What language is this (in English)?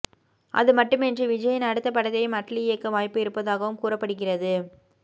Tamil